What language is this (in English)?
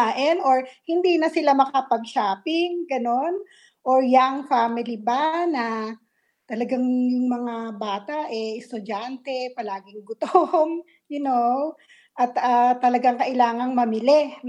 Filipino